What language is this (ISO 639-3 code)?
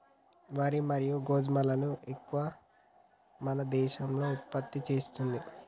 tel